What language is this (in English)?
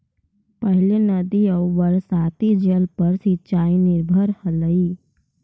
Magahi